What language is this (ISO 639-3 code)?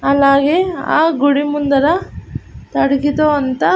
tel